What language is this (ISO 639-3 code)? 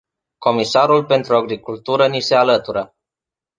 ron